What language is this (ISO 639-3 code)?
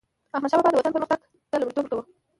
pus